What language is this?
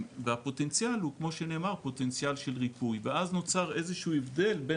Hebrew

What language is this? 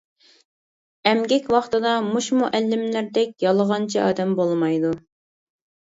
Uyghur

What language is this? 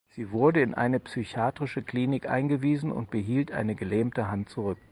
German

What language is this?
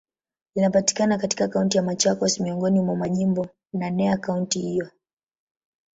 Swahili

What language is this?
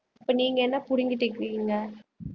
Tamil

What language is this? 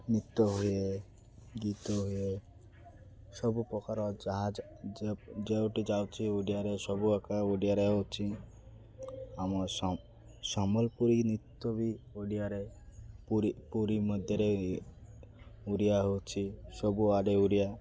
Odia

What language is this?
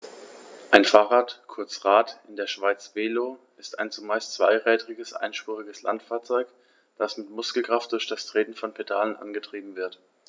German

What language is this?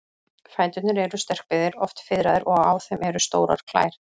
Icelandic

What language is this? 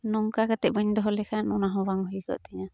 Santali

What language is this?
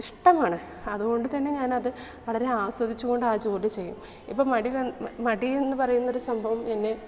Malayalam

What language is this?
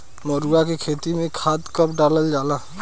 Bhojpuri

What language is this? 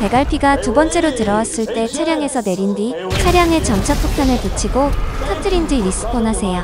Korean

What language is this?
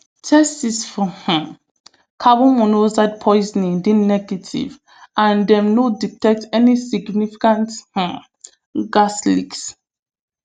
Nigerian Pidgin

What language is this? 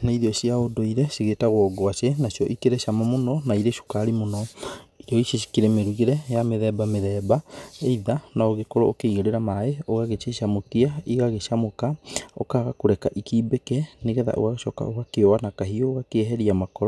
Kikuyu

